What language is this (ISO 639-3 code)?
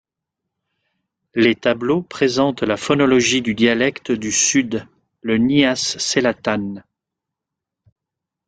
fra